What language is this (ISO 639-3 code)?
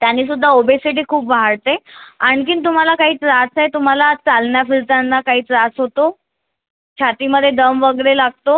mar